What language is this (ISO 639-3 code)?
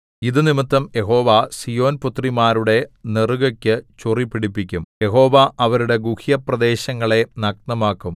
mal